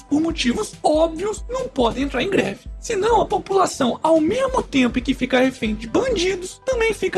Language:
Portuguese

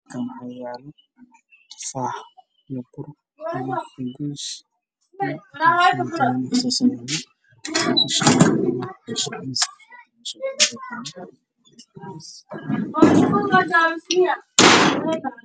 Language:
Somali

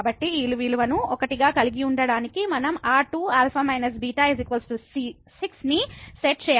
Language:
Telugu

